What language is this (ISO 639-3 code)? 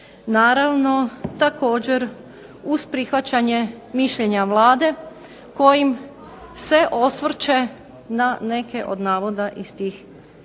hrv